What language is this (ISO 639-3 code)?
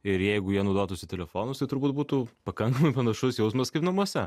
lit